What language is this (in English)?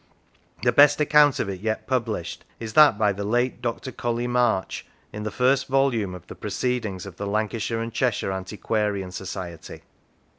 English